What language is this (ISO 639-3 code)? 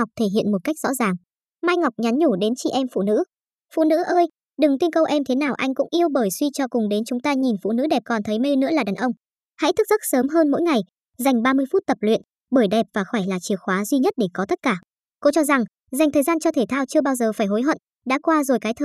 vie